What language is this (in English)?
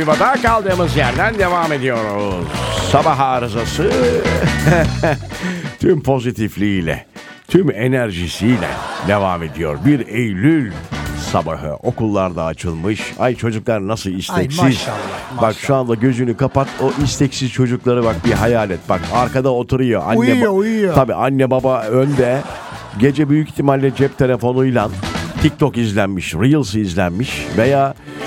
Turkish